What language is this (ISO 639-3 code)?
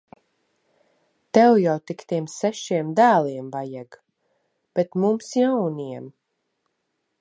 lav